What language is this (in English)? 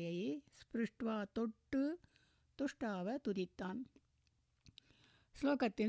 Tamil